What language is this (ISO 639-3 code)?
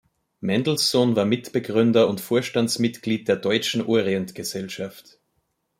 deu